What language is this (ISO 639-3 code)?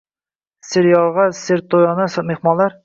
uzb